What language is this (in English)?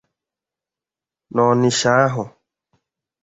Igbo